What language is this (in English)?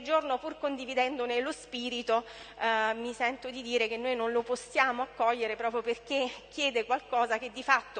Italian